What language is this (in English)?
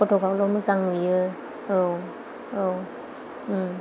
Bodo